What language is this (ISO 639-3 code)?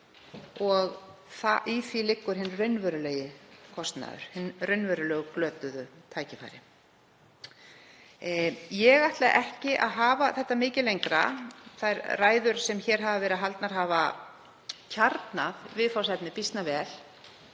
isl